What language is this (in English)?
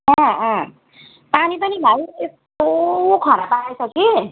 Nepali